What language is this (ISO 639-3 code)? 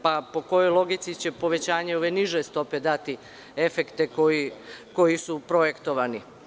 srp